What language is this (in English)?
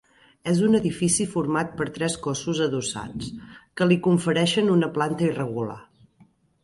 Catalan